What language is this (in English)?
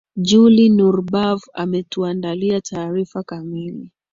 Swahili